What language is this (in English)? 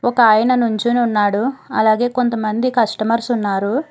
Telugu